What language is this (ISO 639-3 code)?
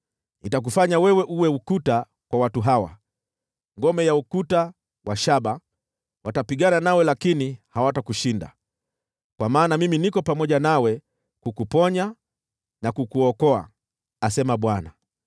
swa